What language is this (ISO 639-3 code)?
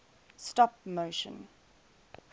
eng